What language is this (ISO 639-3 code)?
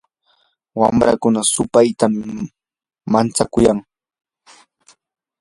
qur